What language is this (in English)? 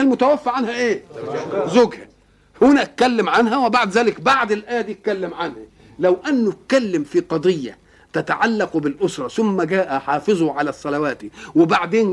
Arabic